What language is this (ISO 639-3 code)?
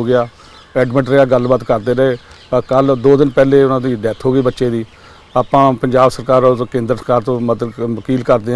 pan